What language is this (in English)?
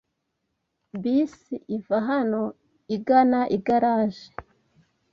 Kinyarwanda